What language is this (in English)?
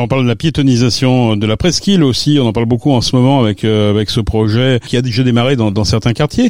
French